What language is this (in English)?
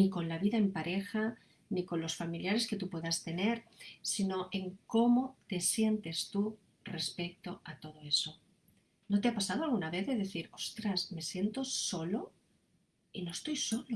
Spanish